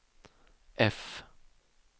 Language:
Swedish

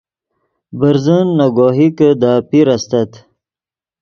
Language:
Yidgha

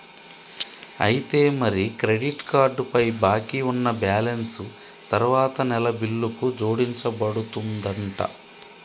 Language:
Telugu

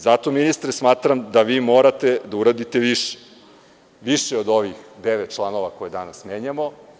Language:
Serbian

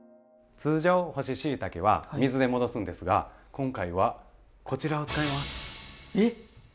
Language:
Japanese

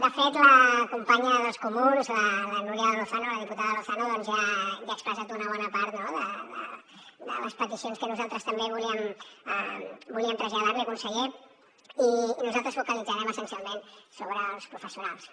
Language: Catalan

